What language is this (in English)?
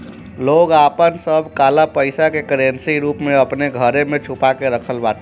Bhojpuri